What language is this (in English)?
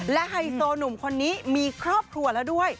Thai